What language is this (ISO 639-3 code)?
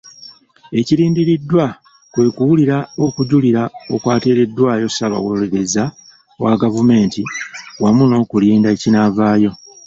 lug